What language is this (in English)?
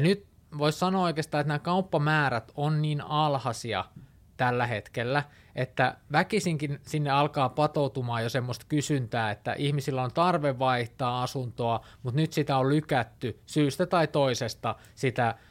Finnish